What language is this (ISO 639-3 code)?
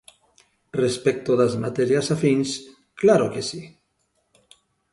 glg